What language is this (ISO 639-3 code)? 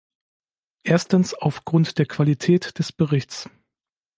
deu